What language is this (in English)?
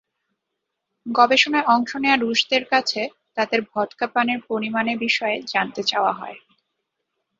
Bangla